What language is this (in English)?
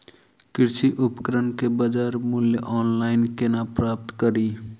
Maithili